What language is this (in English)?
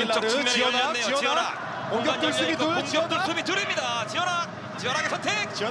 Korean